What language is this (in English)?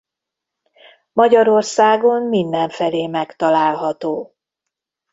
Hungarian